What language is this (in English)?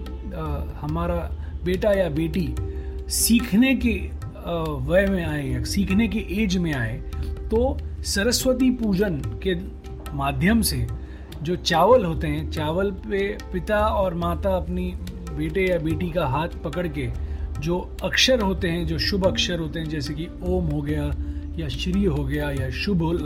Hindi